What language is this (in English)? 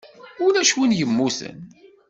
Kabyle